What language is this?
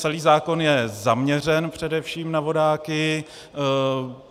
Czech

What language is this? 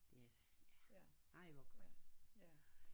Danish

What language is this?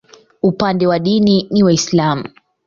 Swahili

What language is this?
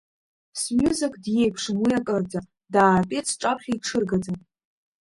Abkhazian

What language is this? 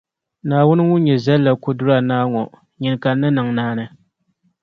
Dagbani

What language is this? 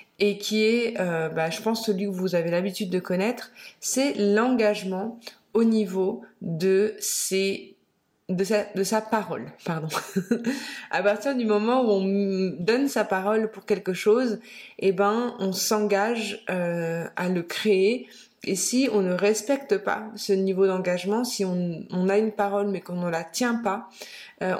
French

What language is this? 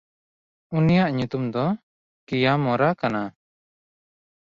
Santali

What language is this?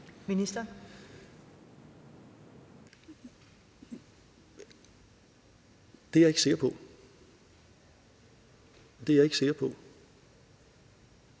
Danish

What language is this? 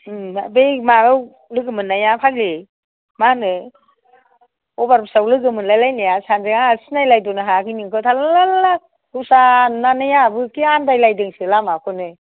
Bodo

